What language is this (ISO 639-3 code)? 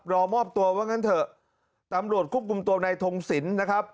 tha